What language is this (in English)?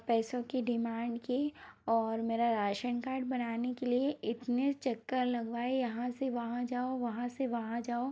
Hindi